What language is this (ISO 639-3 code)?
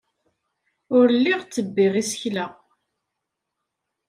kab